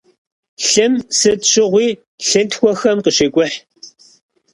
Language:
Kabardian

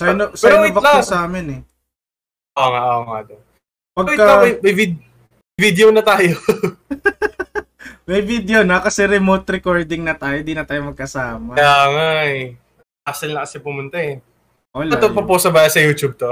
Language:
Filipino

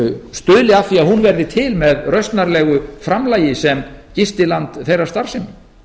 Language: Icelandic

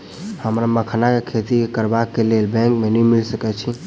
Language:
Maithili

